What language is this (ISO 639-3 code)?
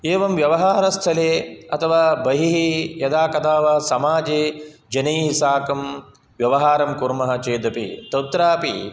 san